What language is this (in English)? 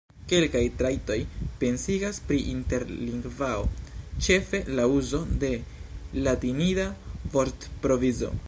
Esperanto